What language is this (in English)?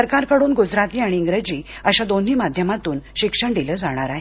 Marathi